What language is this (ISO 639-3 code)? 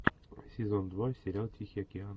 rus